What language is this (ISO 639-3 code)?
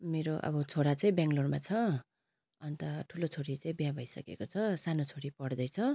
nep